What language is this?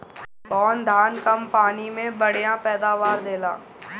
Bhojpuri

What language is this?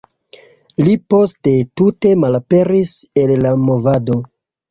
Esperanto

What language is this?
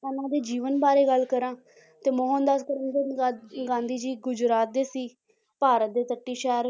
Punjabi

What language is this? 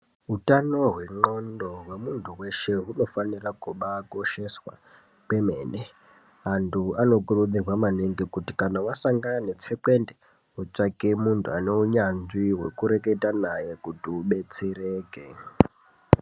Ndau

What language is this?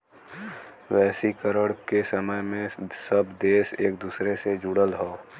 Bhojpuri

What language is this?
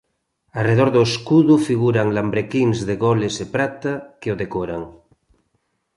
Galician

